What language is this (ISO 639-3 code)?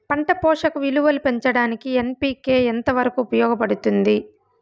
tel